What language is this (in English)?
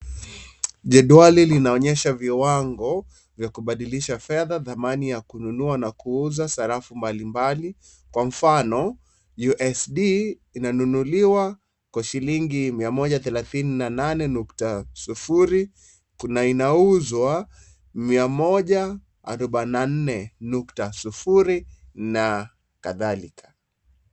Swahili